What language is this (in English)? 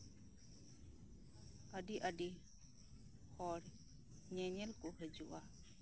Santali